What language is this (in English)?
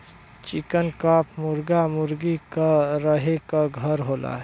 Bhojpuri